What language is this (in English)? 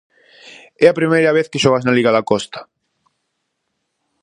Galician